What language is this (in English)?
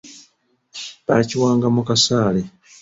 Ganda